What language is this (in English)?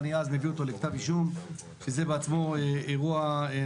Hebrew